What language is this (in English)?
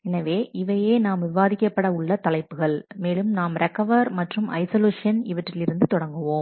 Tamil